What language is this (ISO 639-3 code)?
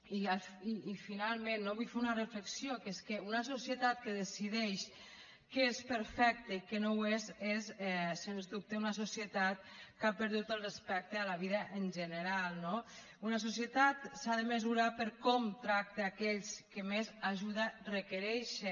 cat